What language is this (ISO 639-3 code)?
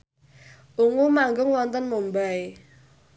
jav